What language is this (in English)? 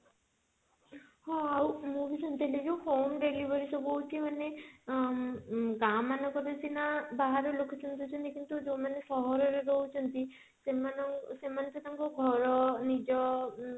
Odia